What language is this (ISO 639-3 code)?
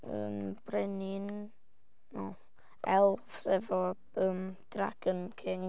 cym